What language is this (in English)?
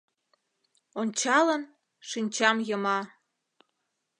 Mari